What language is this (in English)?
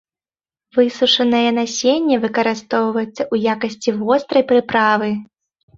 Belarusian